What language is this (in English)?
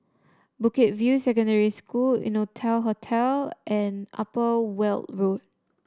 English